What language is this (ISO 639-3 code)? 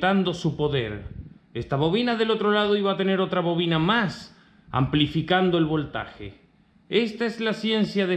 spa